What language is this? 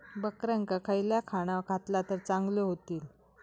Marathi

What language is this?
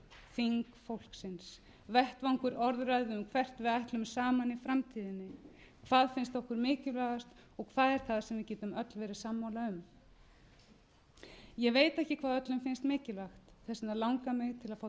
Icelandic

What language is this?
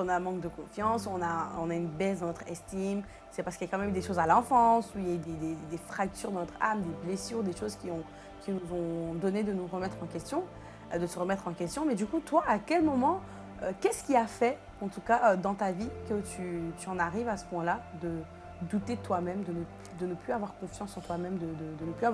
French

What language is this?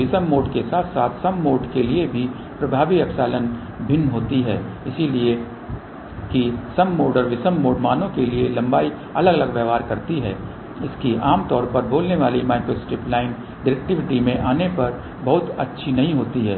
Hindi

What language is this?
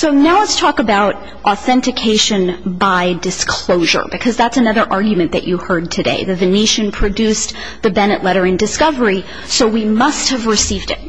English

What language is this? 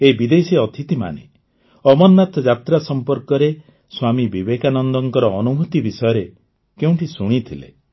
Odia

